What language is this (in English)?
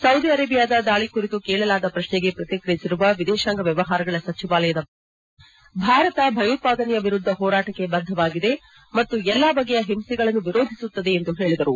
Kannada